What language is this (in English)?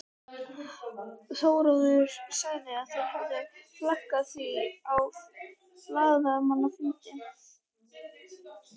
Icelandic